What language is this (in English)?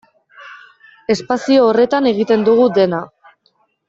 Basque